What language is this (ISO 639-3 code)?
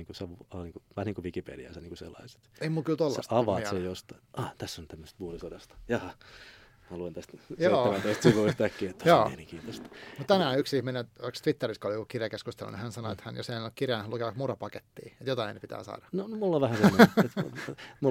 fin